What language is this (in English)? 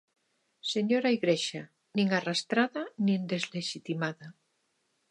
Galician